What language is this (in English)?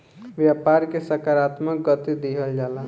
Bhojpuri